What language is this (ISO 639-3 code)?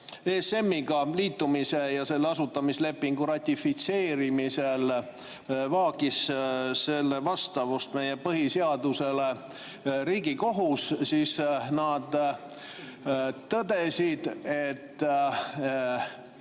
est